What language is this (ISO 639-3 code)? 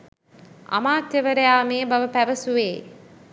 sin